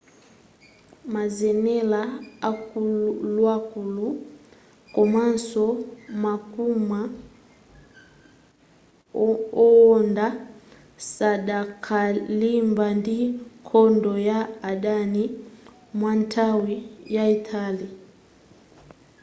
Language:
Nyanja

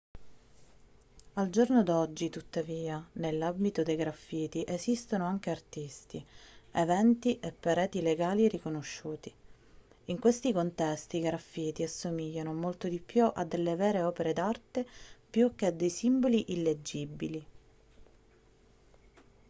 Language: Italian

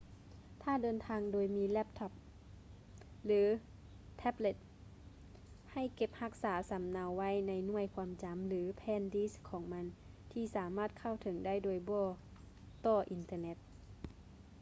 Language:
Lao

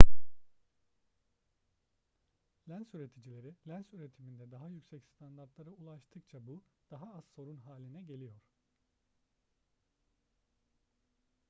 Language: Turkish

